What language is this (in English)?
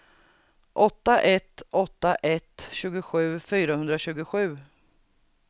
Swedish